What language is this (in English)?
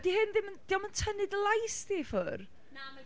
Welsh